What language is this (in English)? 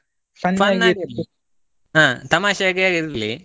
Kannada